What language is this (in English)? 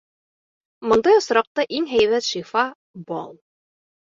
Bashkir